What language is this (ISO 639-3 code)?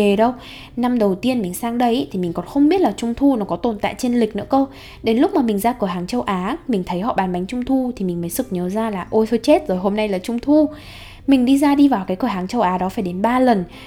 vie